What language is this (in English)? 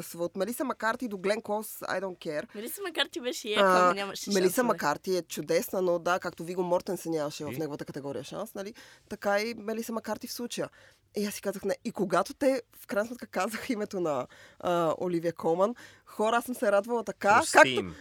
Bulgarian